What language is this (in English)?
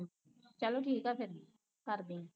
Punjabi